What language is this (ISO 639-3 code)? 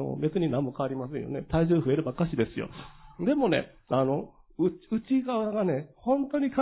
jpn